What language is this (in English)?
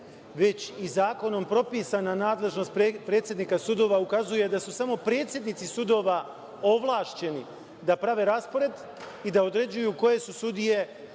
Serbian